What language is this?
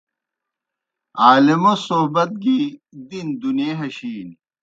Kohistani Shina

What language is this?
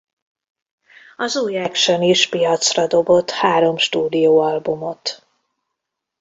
Hungarian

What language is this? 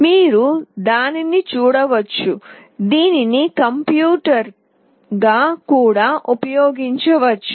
Telugu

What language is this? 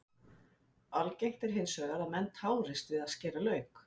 Icelandic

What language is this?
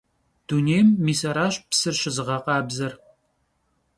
Kabardian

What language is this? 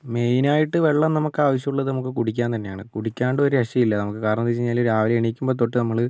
Malayalam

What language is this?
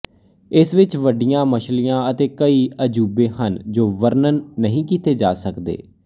Punjabi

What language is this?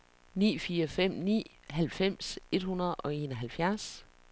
Danish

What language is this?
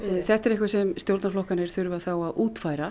Icelandic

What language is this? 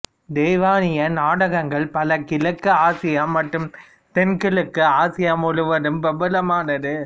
Tamil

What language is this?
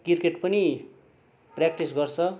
Nepali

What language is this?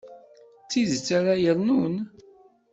Kabyle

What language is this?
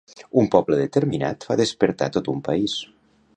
Catalan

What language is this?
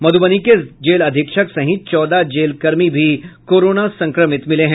Hindi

